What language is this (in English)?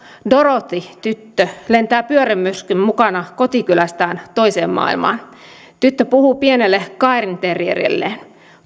Finnish